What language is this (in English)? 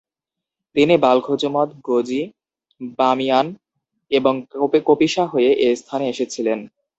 Bangla